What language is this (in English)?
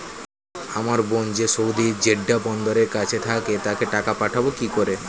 Bangla